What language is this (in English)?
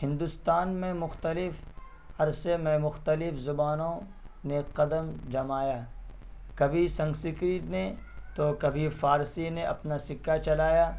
Urdu